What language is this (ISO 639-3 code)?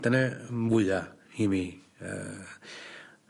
cym